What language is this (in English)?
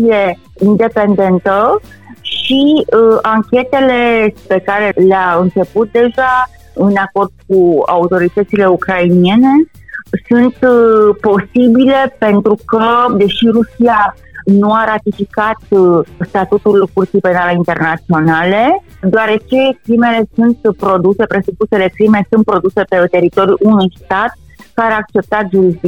Romanian